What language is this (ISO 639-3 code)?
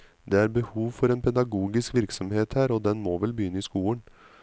nor